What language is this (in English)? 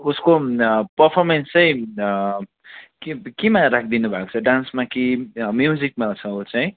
Nepali